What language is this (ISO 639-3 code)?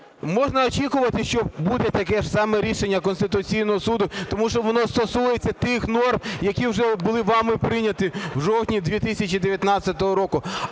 ukr